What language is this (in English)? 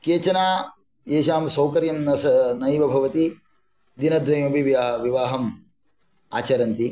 Sanskrit